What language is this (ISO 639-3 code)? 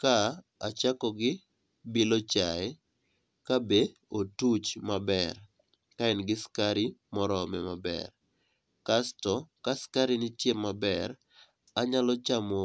luo